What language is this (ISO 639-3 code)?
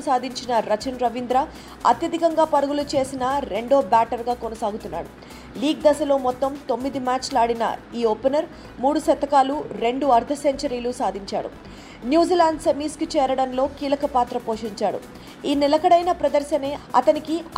tel